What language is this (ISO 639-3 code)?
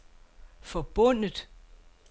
dan